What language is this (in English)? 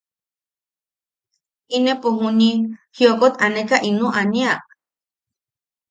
Yaqui